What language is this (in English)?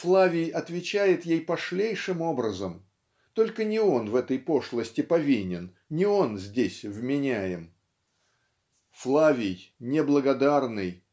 Russian